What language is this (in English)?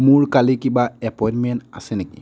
Assamese